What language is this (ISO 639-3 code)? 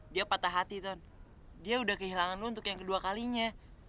ind